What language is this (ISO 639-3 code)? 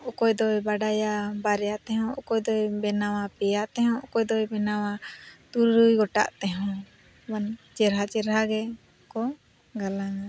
sat